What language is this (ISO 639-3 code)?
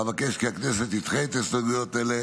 heb